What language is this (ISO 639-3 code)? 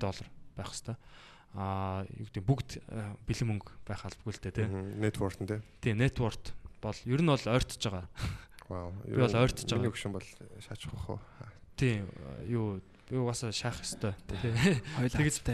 kor